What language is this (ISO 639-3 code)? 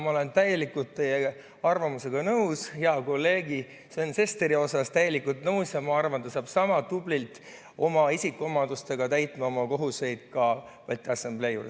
est